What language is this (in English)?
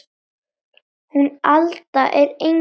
Icelandic